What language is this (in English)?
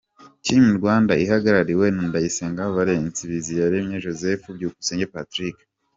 Kinyarwanda